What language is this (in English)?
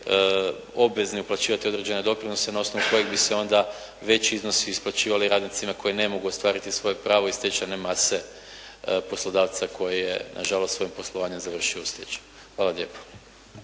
Croatian